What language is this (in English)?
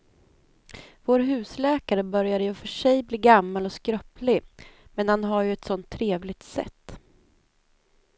Swedish